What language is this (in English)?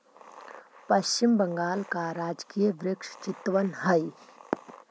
Magahi